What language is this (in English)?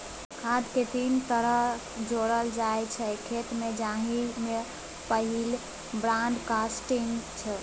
Maithili